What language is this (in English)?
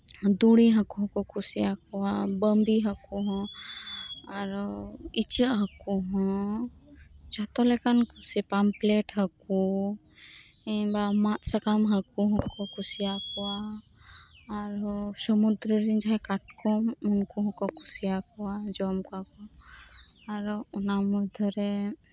Santali